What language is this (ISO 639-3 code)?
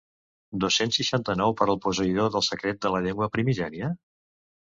cat